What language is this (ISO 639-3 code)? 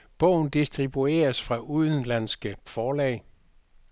dan